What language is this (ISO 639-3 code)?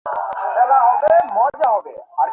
ben